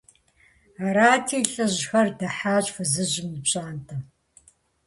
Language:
Kabardian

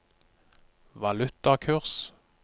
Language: Norwegian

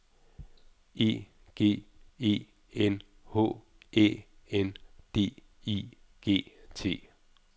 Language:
Danish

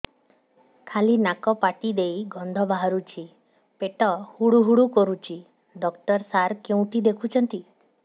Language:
Odia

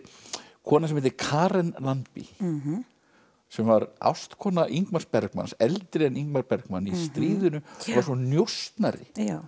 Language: Icelandic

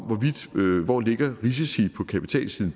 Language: Danish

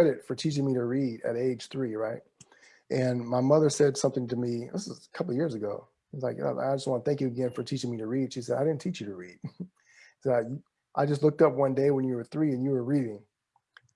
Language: English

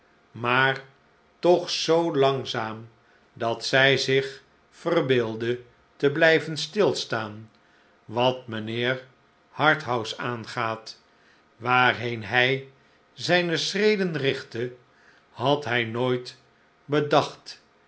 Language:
Dutch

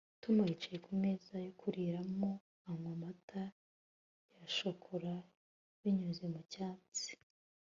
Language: Kinyarwanda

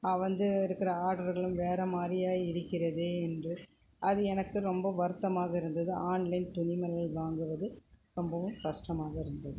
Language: Tamil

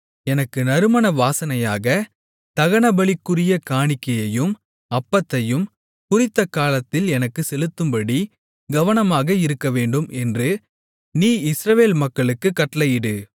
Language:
Tamil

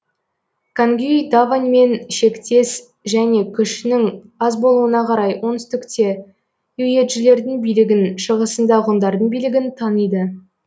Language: Kazakh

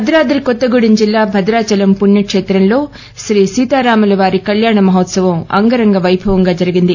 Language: Telugu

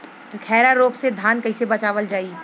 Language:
Bhojpuri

